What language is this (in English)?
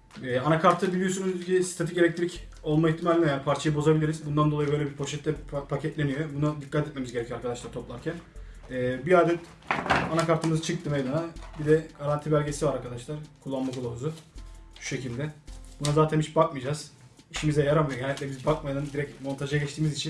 Turkish